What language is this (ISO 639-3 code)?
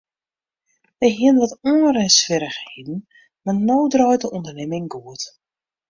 fry